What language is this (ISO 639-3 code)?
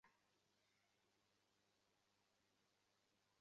ben